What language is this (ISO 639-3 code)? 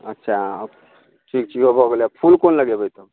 mai